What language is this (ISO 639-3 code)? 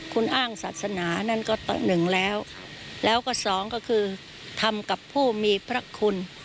tha